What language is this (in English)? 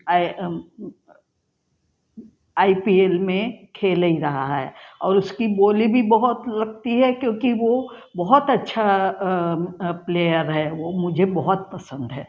Hindi